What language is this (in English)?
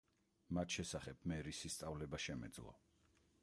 Georgian